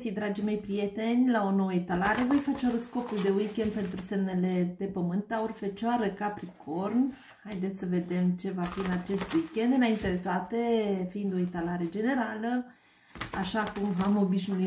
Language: Romanian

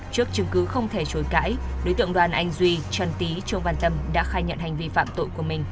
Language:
Vietnamese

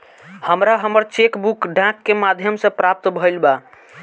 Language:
Bhojpuri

